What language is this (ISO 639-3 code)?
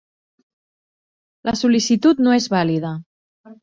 cat